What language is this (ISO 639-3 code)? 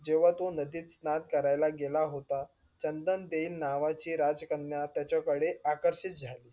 mar